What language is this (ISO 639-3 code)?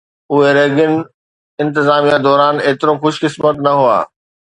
snd